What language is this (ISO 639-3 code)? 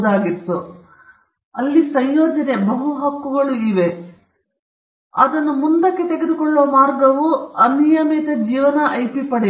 kan